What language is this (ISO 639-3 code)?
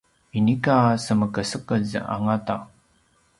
pwn